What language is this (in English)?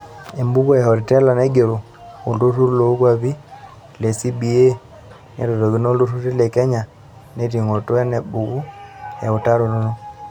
Masai